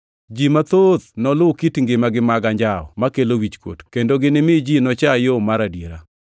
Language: Luo (Kenya and Tanzania)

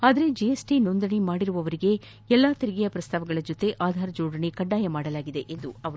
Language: Kannada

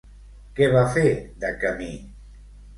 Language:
Catalan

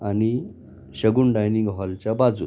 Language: Marathi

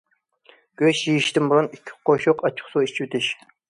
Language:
Uyghur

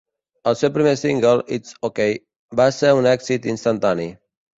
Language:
Catalan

